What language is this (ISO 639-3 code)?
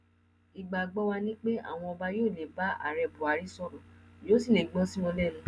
yor